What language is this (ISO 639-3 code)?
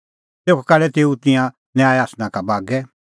kfx